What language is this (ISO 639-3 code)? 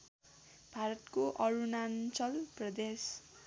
nep